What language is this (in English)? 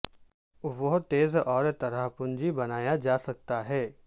Urdu